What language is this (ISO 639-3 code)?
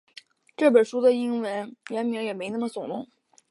zho